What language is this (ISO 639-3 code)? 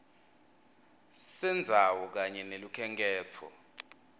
ssw